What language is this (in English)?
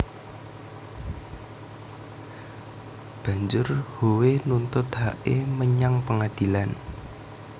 Javanese